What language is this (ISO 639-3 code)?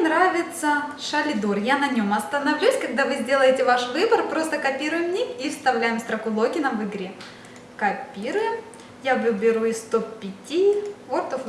rus